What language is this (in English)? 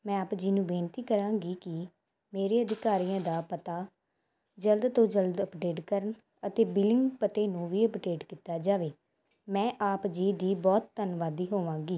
Punjabi